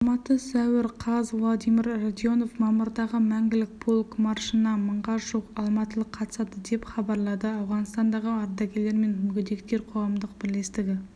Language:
Kazakh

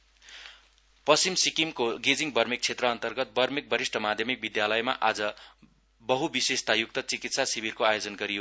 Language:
Nepali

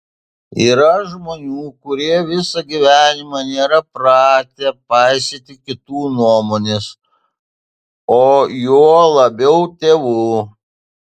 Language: Lithuanian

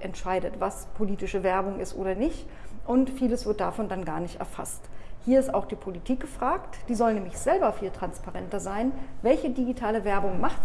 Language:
German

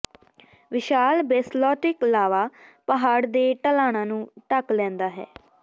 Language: Punjabi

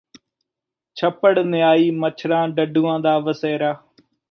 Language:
Punjabi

